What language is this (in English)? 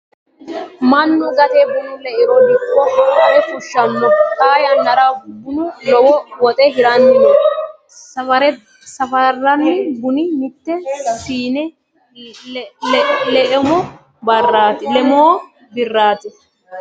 Sidamo